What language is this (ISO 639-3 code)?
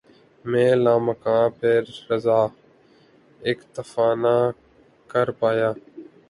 urd